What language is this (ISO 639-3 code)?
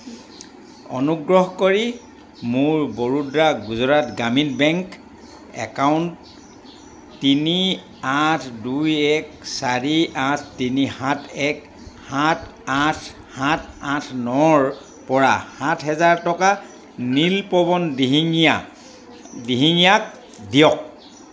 asm